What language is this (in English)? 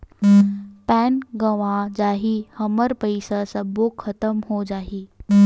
Chhattisgarhi